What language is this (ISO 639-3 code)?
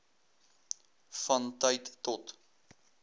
afr